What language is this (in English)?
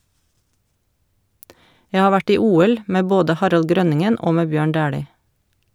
Norwegian